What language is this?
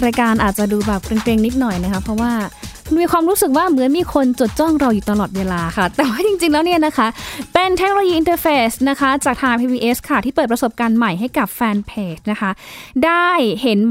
Thai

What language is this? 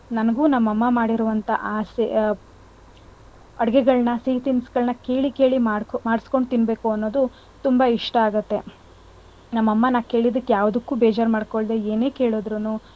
Kannada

